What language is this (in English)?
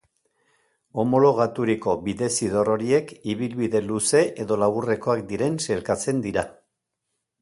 Basque